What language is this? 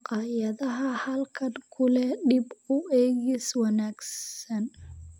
Somali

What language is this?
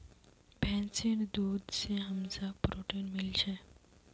Magahi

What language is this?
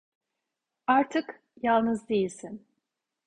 Turkish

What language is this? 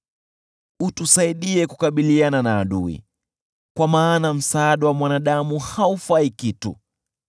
Swahili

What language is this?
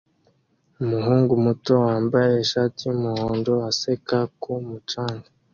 Kinyarwanda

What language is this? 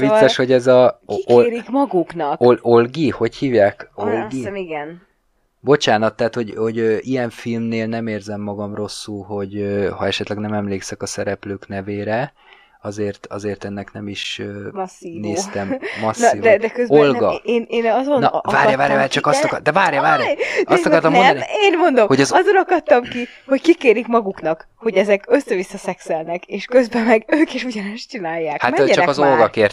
Hungarian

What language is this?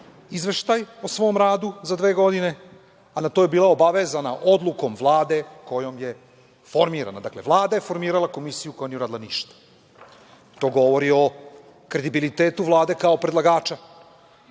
Serbian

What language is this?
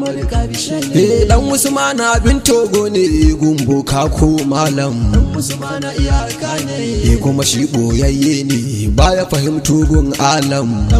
Arabic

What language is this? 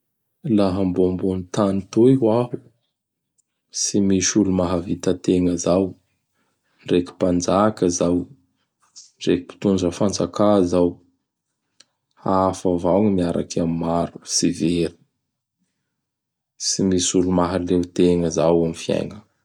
Bara Malagasy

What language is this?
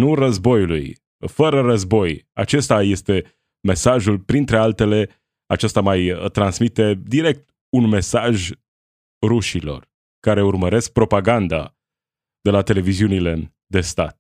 Romanian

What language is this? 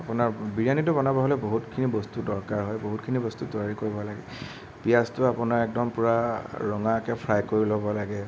Assamese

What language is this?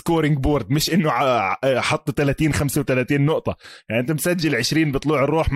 Arabic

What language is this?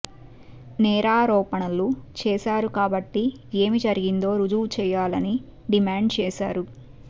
Telugu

